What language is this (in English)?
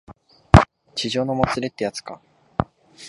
Japanese